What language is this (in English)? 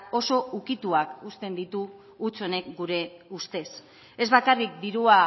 Basque